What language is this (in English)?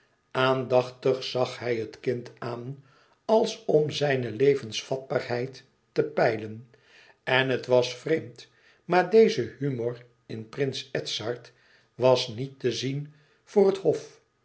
Dutch